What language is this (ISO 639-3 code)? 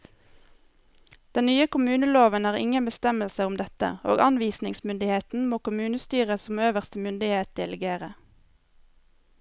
nor